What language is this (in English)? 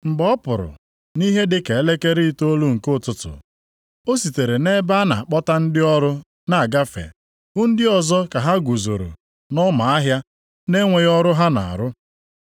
Igbo